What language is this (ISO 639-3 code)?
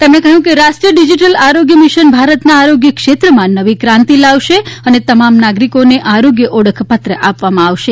guj